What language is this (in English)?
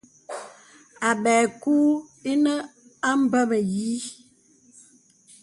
Bebele